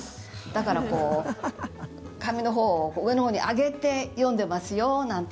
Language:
Japanese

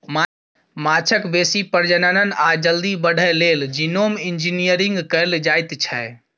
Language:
Maithili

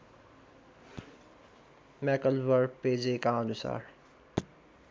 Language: Nepali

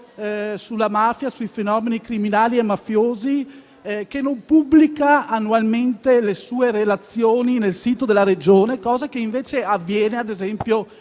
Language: Italian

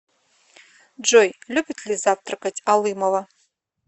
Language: Russian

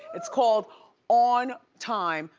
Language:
English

